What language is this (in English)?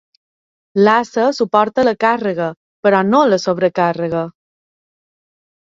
Catalan